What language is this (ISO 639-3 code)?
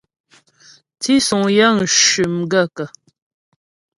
bbj